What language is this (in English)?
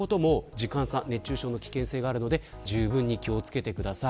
Japanese